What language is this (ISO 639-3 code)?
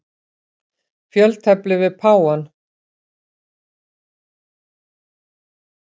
isl